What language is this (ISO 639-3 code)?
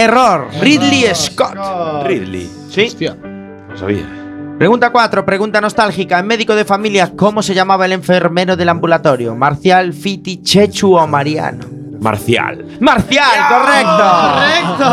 spa